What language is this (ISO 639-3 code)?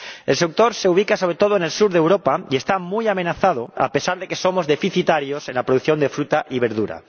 spa